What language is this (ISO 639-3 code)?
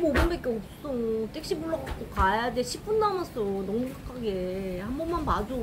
kor